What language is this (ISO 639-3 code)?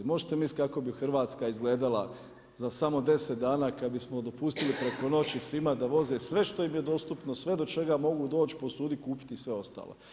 hrv